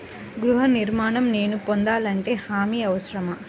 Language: Telugu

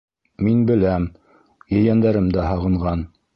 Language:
Bashkir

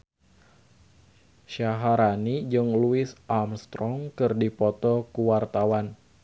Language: Sundanese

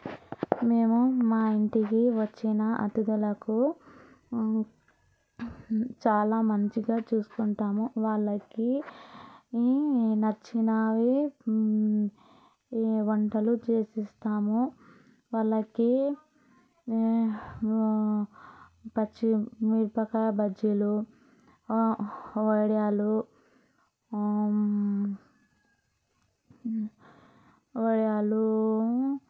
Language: Telugu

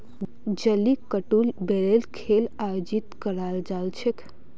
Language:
Magahi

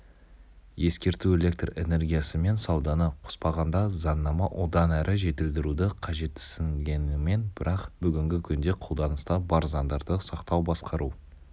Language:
Kazakh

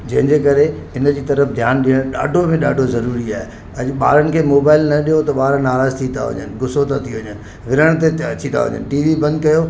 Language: Sindhi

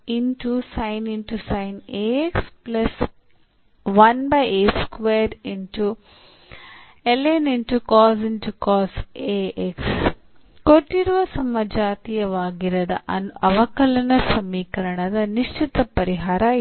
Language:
Kannada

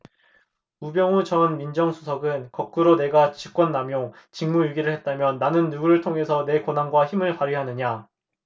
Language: Korean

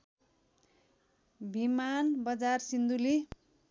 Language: Nepali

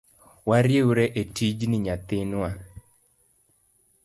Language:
Luo (Kenya and Tanzania)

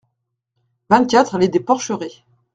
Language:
French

